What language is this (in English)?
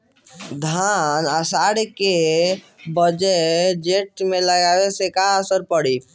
Bhojpuri